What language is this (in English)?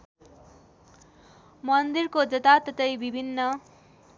Nepali